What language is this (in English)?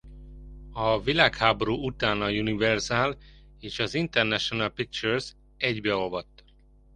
Hungarian